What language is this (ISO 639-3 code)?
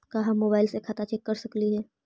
mag